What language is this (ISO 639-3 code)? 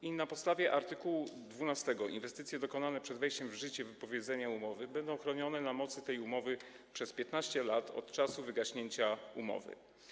pol